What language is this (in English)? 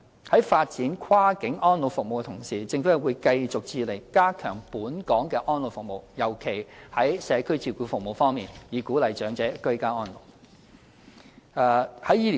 Cantonese